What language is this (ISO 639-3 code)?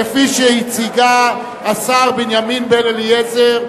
heb